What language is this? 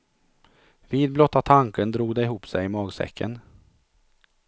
Swedish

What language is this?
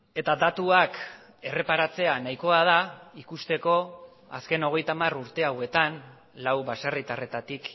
Basque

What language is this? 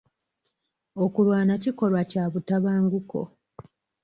Ganda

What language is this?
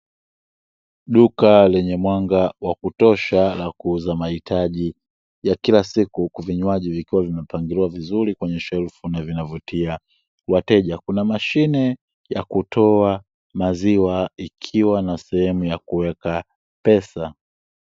Swahili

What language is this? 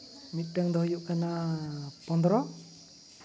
Santali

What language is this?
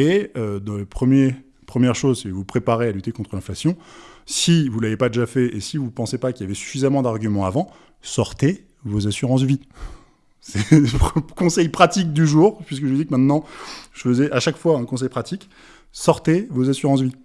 French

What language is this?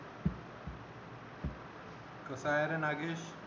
Marathi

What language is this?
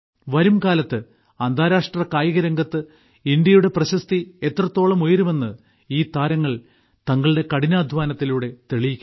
Malayalam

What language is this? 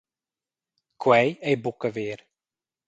Romansh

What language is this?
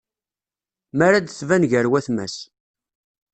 Kabyle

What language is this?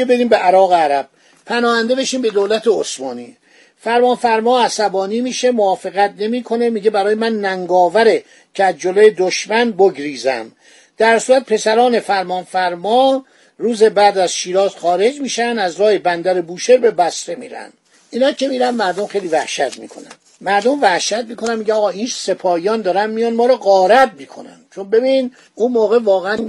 Persian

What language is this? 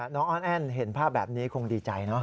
Thai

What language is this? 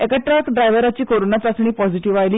Konkani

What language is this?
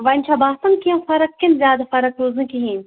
Kashmiri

